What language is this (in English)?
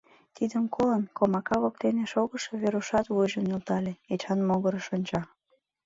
Mari